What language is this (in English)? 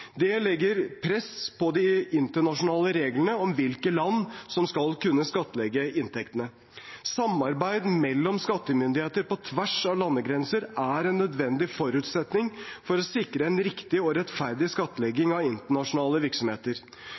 Norwegian Bokmål